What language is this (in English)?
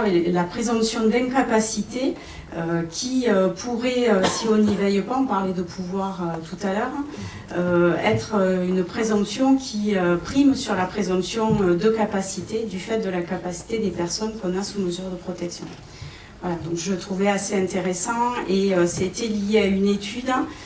French